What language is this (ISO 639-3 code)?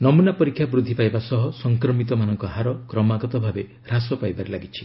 ori